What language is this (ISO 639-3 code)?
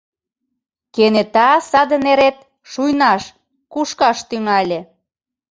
chm